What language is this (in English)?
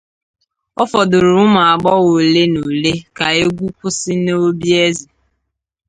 Igbo